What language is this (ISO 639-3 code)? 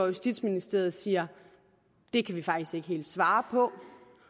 dan